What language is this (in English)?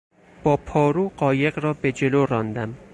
Persian